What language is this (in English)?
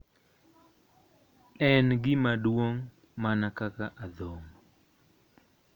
Luo (Kenya and Tanzania)